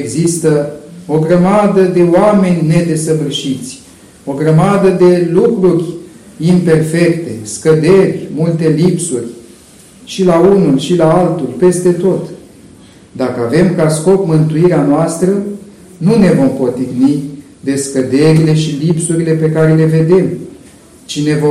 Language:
Romanian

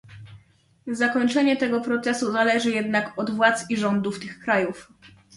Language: Polish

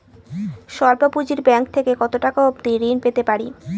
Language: Bangla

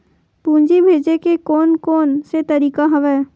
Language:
Chhattisgarhi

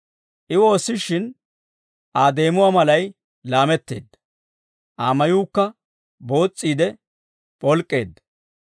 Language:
Dawro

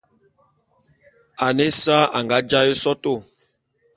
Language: Bulu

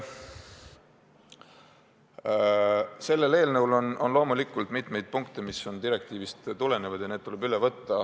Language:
Estonian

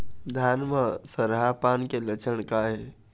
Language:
Chhattisgarhi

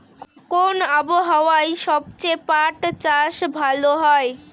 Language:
Bangla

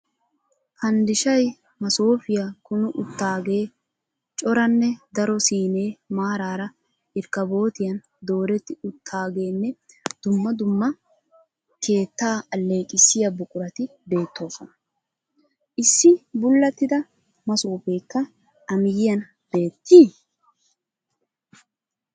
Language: Wolaytta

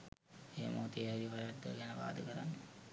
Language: Sinhala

